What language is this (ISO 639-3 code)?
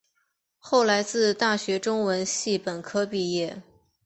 zho